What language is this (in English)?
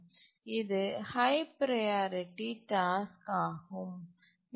Tamil